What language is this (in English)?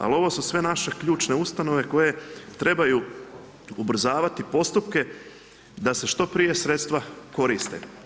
Croatian